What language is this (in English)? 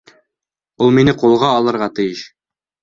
Bashkir